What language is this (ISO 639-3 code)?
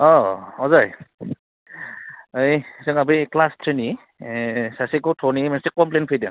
brx